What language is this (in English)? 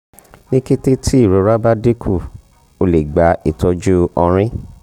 Yoruba